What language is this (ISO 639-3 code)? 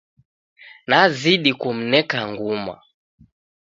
dav